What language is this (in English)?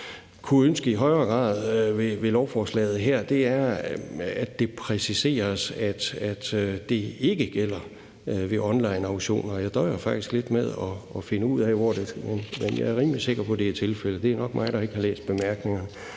Danish